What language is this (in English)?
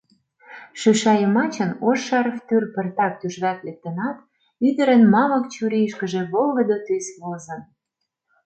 Mari